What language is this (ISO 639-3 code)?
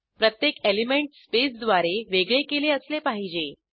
mar